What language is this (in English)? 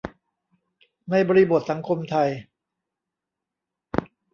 Thai